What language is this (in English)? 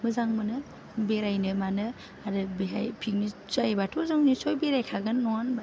Bodo